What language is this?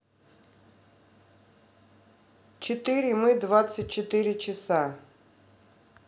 Russian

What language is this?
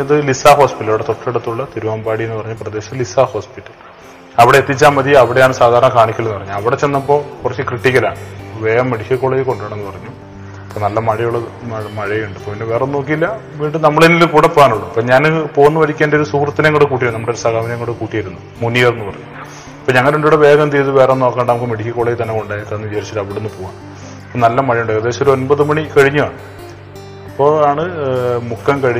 Malayalam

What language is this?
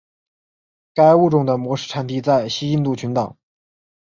Chinese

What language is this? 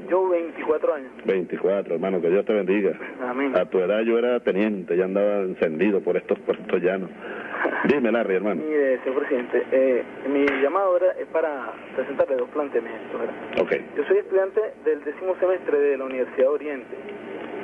Spanish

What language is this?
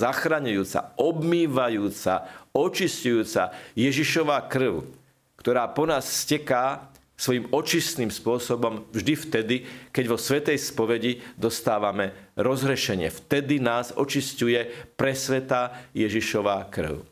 Slovak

